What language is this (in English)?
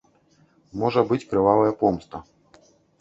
Belarusian